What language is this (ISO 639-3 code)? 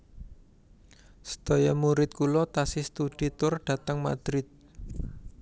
jav